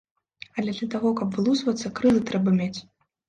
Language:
Belarusian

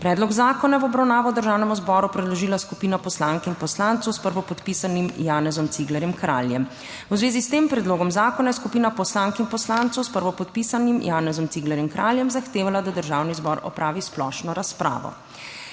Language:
Slovenian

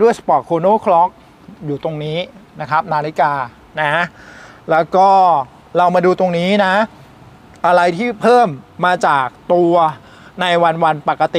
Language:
Thai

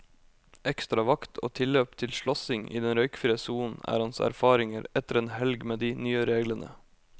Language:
Norwegian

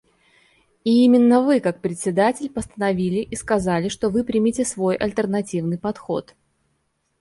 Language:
Russian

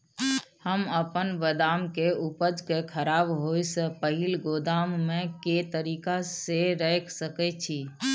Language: Maithili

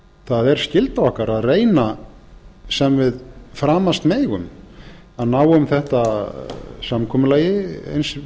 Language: Icelandic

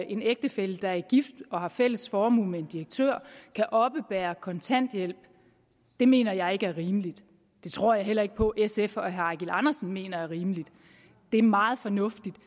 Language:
Danish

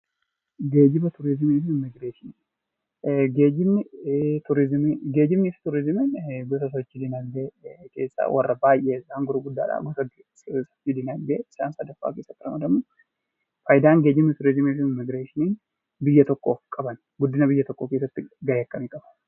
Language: Oromo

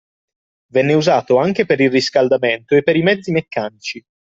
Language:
Italian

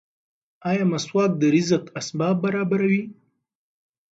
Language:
Pashto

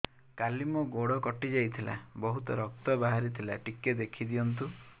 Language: Odia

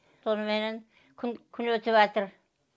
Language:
Kazakh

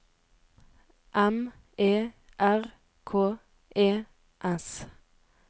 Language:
Norwegian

